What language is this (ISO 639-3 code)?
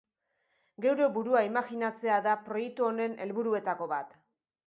eus